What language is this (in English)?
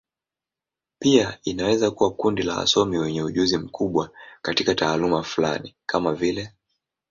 Swahili